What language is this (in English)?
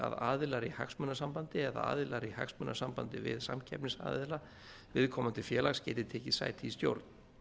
Icelandic